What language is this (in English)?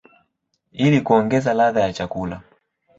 Swahili